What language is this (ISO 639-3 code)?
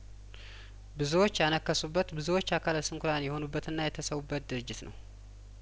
amh